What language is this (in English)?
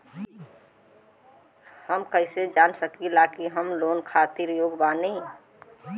Bhojpuri